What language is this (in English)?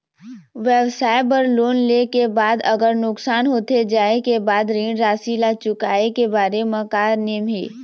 Chhattisgarhi